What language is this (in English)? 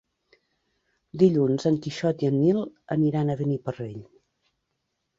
Catalan